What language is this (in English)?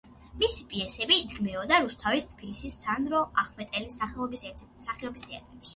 Georgian